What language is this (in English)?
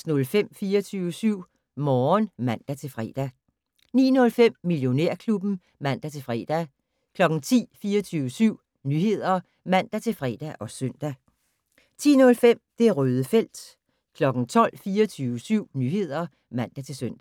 Danish